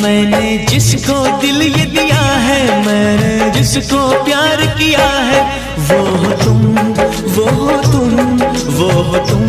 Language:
Hindi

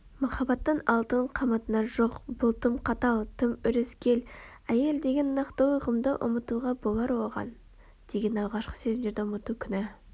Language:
Kazakh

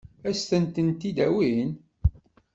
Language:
Kabyle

